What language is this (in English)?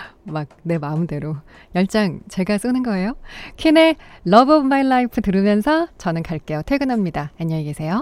Korean